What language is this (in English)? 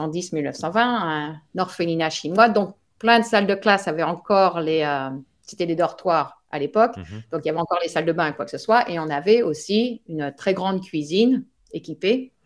French